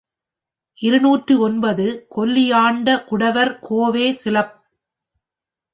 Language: Tamil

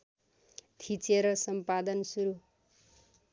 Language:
Nepali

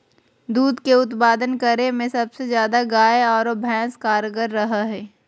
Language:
Magahi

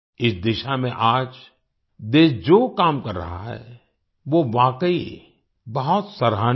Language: Hindi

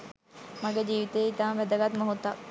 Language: Sinhala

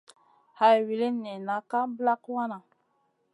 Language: Masana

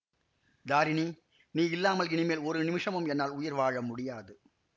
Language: Tamil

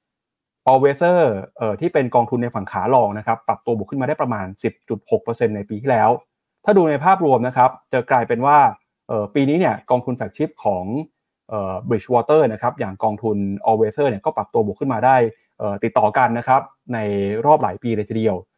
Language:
Thai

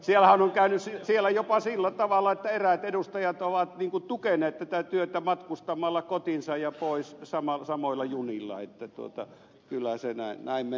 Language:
Finnish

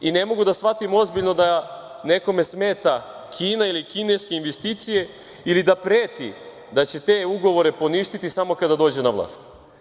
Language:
Serbian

